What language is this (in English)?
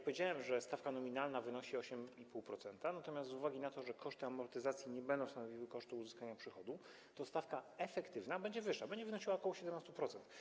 Polish